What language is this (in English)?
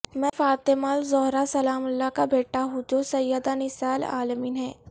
Urdu